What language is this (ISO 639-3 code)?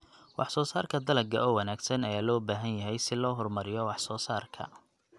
som